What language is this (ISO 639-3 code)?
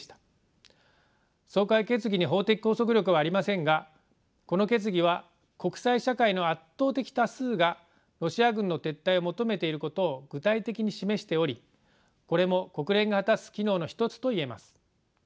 jpn